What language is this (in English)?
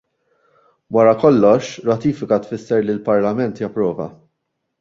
Maltese